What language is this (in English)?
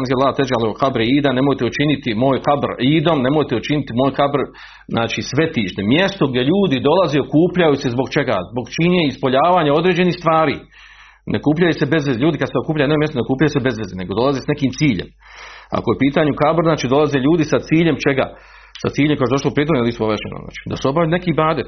Croatian